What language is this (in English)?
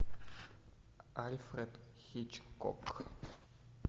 Russian